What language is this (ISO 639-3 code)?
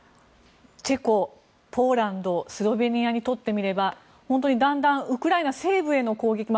jpn